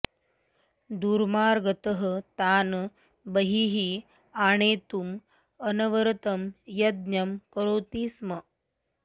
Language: Sanskrit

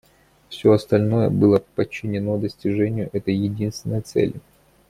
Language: Russian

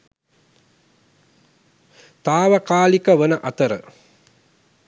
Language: Sinhala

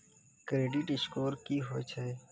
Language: Maithili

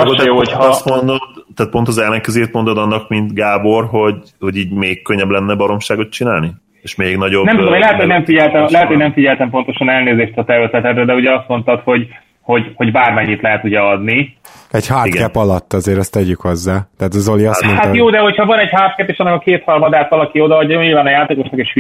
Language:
Hungarian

